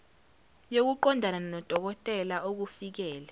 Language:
Zulu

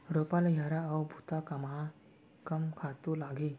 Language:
Chhattisgarhi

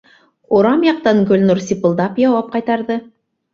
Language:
Bashkir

